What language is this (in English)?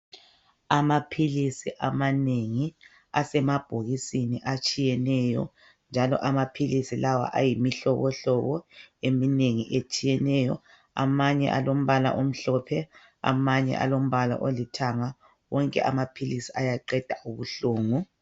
North Ndebele